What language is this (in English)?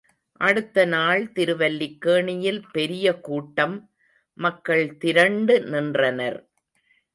Tamil